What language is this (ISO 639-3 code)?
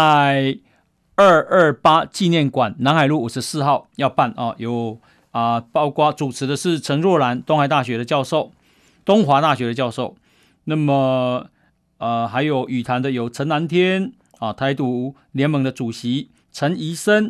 zho